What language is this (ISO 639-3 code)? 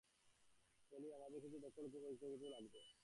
ben